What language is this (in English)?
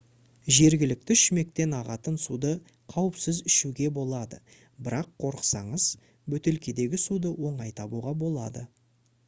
Kazakh